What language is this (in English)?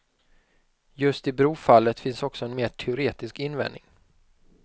Swedish